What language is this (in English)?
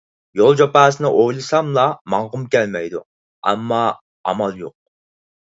Uyghur